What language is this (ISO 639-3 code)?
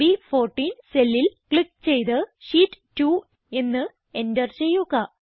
mal